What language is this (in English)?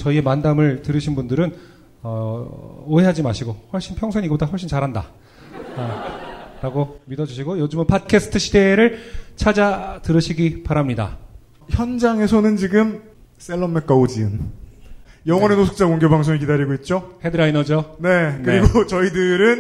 Korean